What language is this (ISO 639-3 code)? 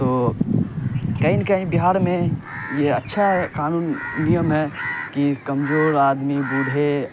urd